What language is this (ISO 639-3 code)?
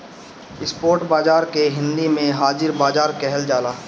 bho